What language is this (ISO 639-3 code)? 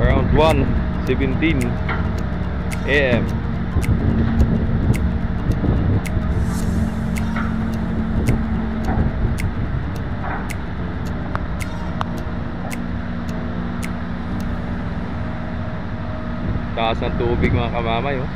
fil